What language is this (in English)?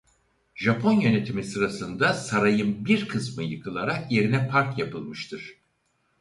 Turkish